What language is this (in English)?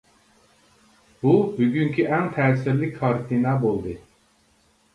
Uyghur